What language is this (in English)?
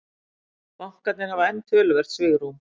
Icelandic